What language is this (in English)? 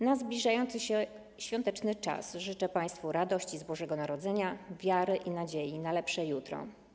Polish